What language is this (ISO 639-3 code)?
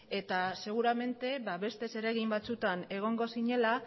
eus